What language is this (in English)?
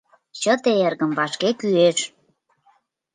Mari